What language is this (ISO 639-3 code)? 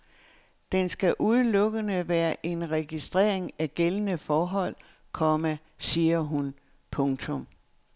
dan